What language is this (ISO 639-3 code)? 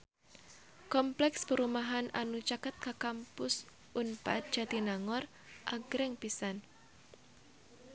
sun